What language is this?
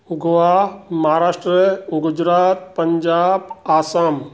Sindhi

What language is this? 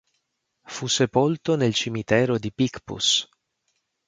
Italian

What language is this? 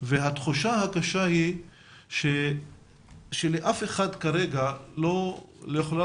Hebrew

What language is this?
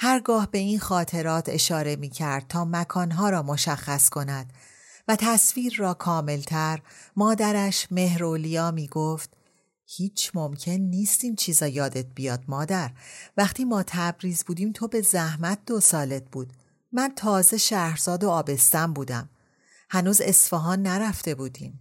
Persian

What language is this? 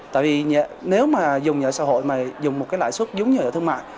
Vietnamese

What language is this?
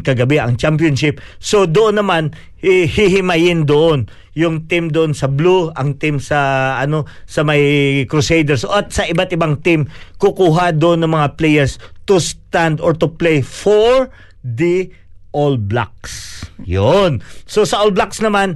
Filipino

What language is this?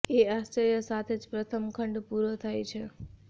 Gujarati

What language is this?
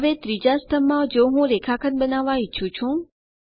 Gujarati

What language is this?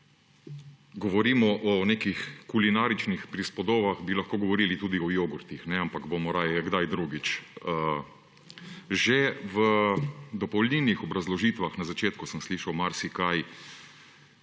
Slovenian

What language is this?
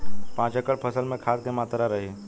Bhojpuri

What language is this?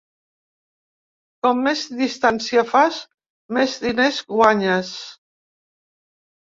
Catalan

